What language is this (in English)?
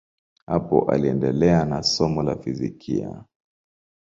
Swahili